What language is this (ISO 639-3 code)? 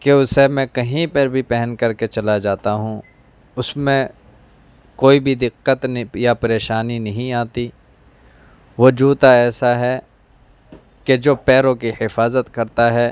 urd